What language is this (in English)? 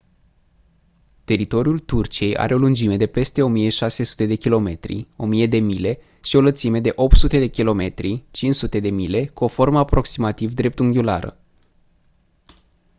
Romanian